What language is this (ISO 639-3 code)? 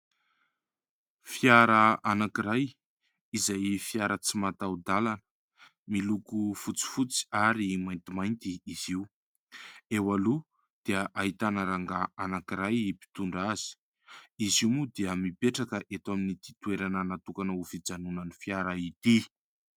mlg